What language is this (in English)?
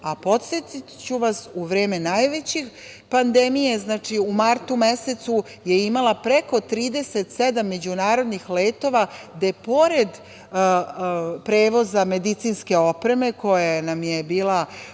Serbian